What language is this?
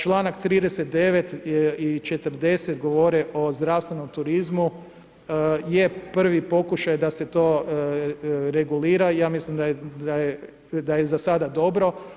Croatian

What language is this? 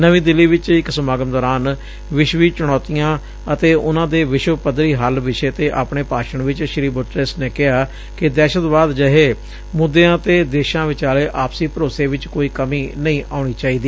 Punjabi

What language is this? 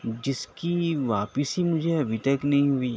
Urdu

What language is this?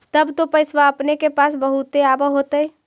Magahi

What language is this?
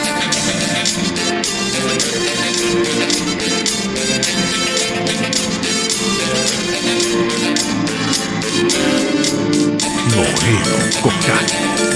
Spanish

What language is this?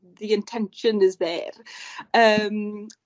Welsh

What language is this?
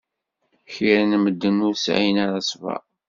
Kabyle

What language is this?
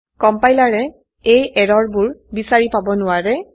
Assamese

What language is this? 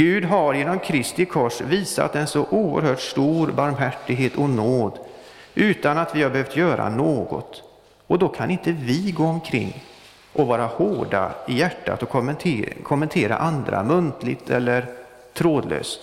Swedish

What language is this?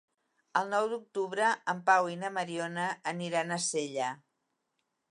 Catalan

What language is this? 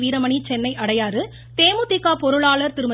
Tamil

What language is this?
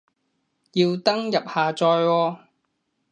Cantonese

